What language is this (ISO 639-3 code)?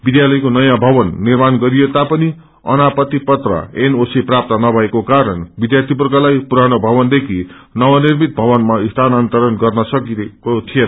nep